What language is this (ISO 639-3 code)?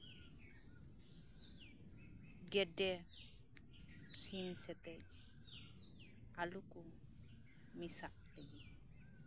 sat